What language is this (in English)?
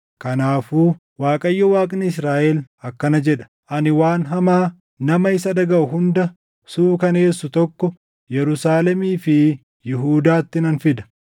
Oromo